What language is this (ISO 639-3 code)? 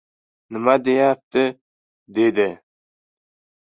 uzb